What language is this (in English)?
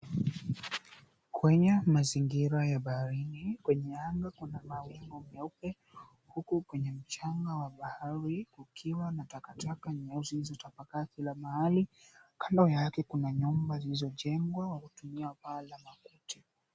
Swahili